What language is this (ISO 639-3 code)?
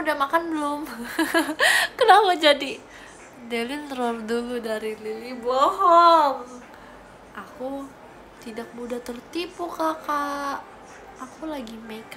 ind